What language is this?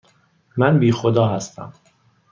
Persian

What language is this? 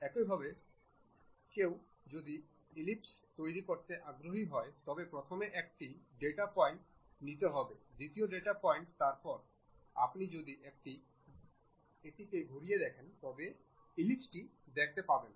Bangla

